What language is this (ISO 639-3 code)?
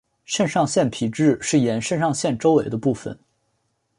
zho